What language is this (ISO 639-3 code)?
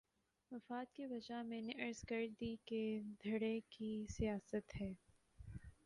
urd